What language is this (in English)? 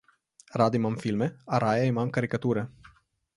Slovenian